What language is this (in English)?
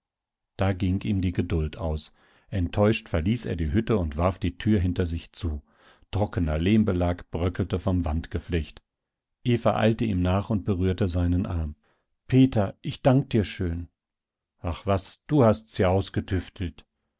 German